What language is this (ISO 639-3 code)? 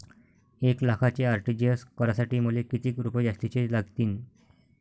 mar